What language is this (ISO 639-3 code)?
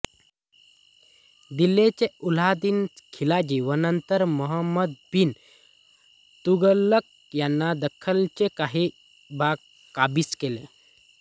mar